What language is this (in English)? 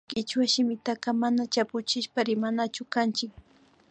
Imbabura Highland Quichua